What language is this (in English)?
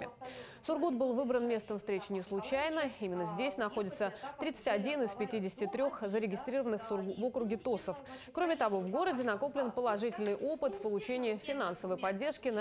Russian